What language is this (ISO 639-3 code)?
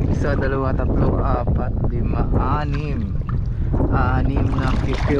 fil